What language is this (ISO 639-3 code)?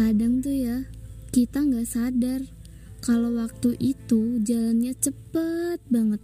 ind